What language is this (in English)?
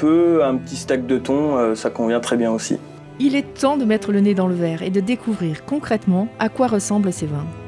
French